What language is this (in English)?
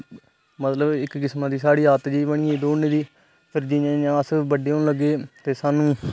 Dogri